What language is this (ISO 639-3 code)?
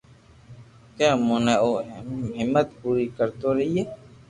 lrk